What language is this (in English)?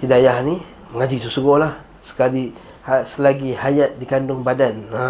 Malay